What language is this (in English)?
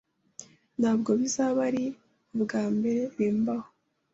Kinyarwanda